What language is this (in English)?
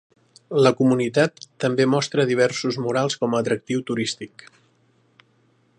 Catalan